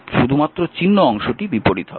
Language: Bangla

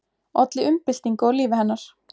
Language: Icelandic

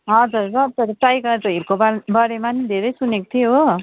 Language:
Nepali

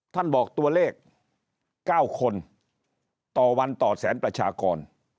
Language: Thai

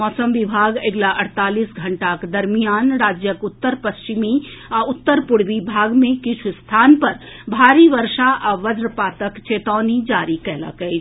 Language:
Maithili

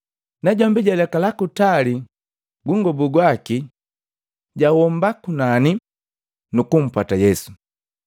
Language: Matengo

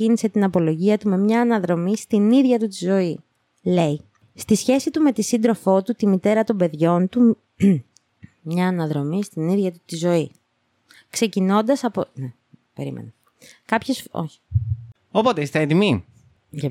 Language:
Greek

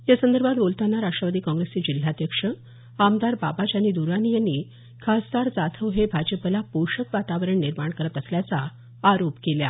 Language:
Marathi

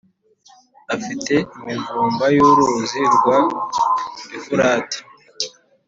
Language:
Kinyarwanda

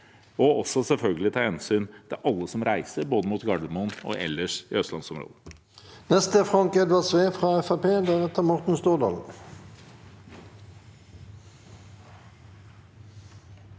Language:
Norwegian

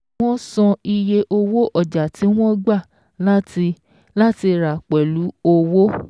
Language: Yoruba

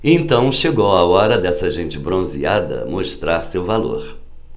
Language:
Portuguese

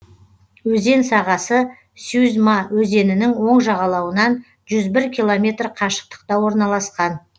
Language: Kazakh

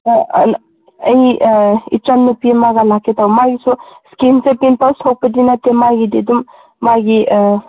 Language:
Manipuri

